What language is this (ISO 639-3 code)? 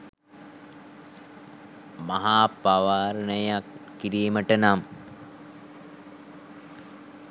sin